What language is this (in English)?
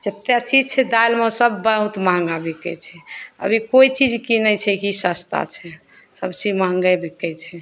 Maithili